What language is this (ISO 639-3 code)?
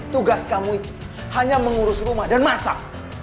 ind